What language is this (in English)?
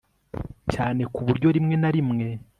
Kinyarwanda